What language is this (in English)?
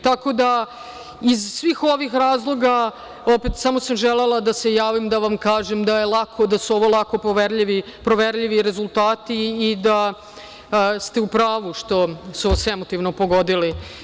Serbian